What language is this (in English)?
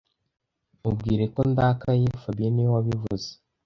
Kinyarwanda